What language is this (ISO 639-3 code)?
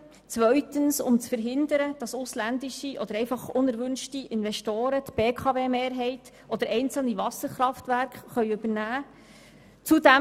gsw